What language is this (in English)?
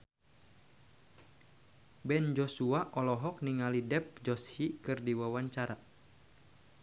Sundanese